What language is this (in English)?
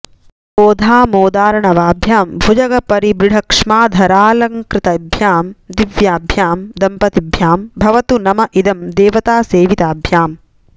Sanskrit